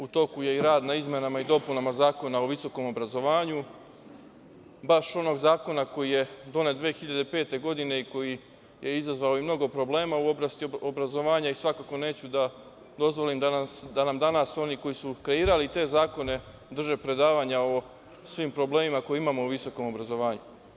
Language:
Serbian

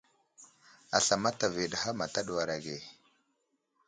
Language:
Wuzlam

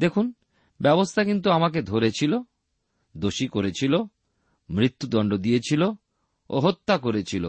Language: Bangla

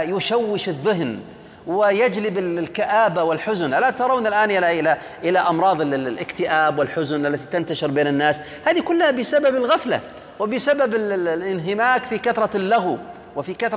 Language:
Arabic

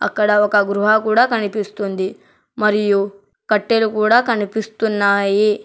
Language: Telugu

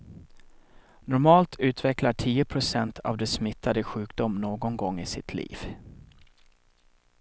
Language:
Swedish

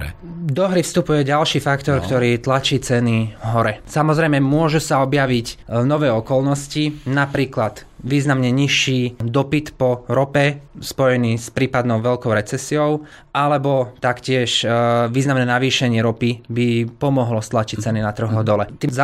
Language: Slovak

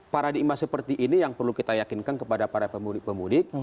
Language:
Indonesian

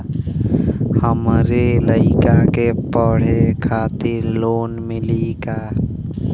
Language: Bhojpuri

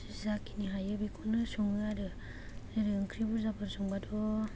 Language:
Bodo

